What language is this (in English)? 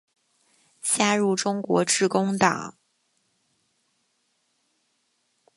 Chinese